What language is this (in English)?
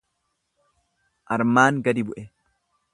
Oromo